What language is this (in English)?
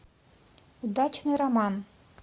Russian